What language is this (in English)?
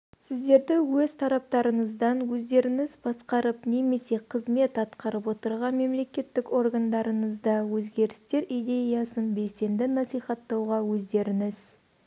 Kazakh